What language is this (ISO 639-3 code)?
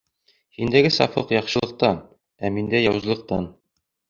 bak